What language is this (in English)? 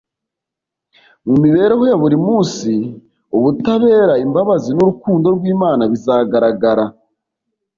Kinyarwanda